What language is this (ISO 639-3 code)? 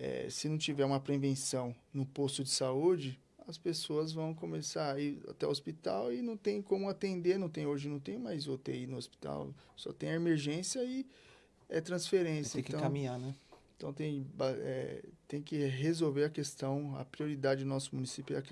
por